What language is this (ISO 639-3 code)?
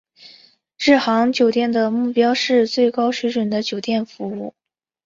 zho